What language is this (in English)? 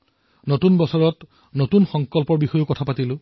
Assamese